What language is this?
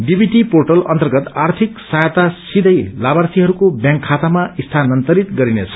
Nepali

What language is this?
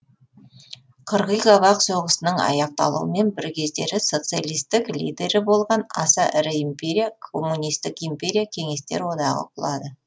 Kazakh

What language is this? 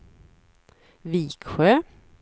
Swedish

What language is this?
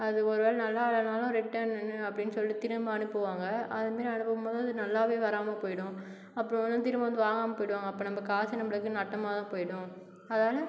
Tamil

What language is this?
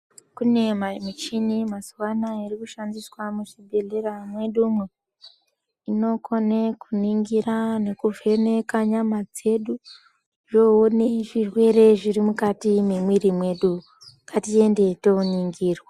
Ndau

